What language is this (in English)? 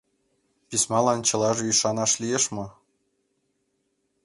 Mari